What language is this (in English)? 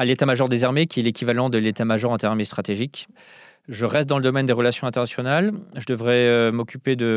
French